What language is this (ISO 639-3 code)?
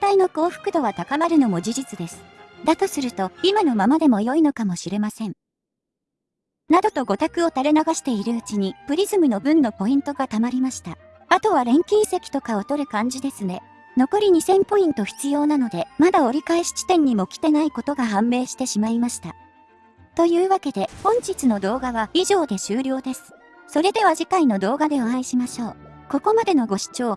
jpn